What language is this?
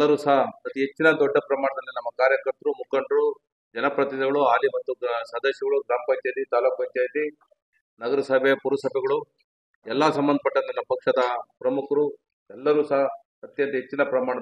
Kannada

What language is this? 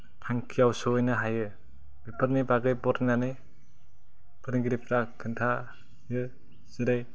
Bodo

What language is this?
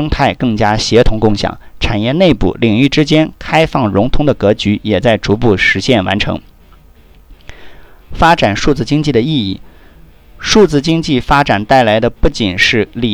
Chinese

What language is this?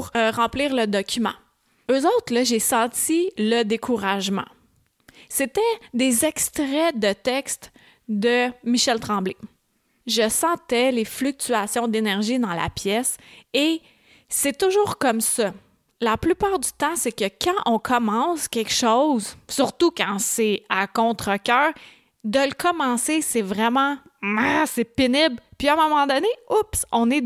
French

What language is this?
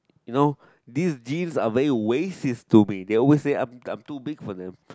English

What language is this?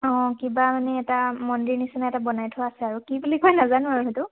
Assamese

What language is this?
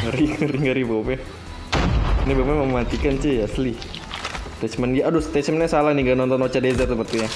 Indonesian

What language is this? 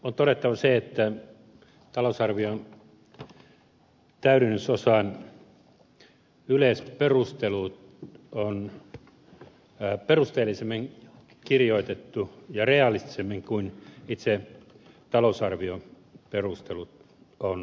Finnish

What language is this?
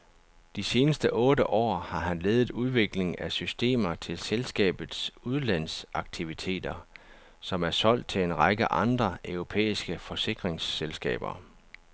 Danish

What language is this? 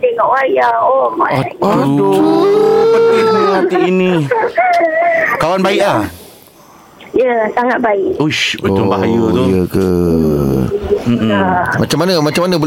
Malay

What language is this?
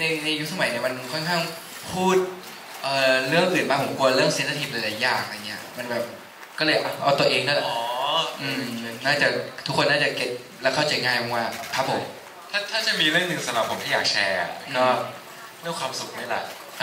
Thai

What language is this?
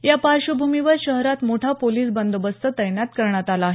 Marathi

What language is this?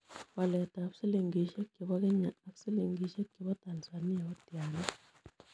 Kalenjin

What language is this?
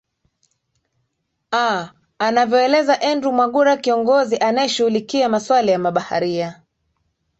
Swahili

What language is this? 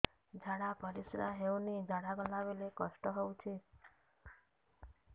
Odia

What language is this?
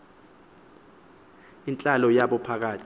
Xhosa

